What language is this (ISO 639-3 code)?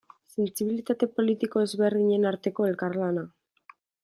eus